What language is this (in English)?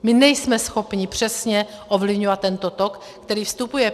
Czech